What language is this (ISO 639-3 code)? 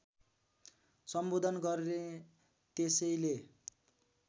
nep